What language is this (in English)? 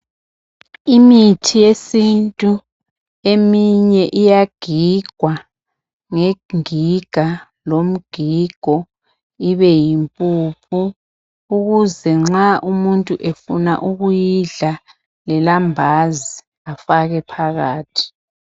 North Ndebele